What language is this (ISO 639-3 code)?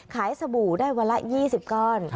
tha